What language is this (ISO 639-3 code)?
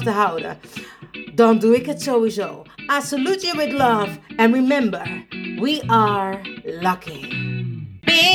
nld